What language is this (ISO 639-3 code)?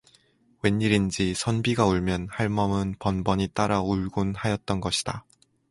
kor